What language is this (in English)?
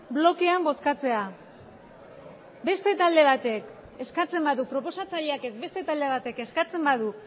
Basque